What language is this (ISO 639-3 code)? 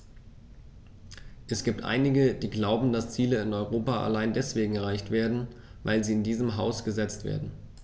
deu